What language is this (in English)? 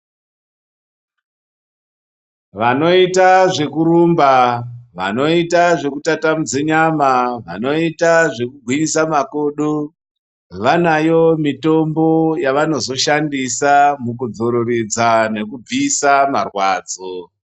Ndau